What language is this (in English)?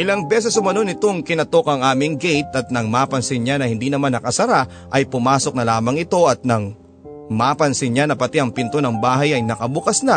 Filipino